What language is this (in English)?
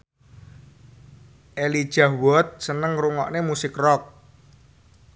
Javanese